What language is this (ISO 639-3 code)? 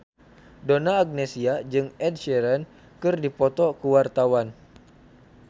sun